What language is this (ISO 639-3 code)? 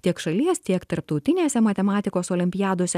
lit